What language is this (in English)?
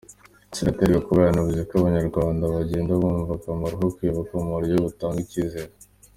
Kinyarwanda